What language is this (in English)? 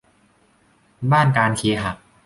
Thai